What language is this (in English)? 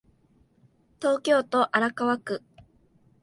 Japanese